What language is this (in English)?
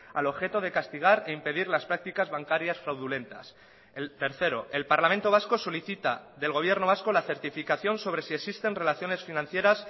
Spanish